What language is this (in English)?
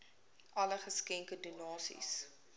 Afrikaans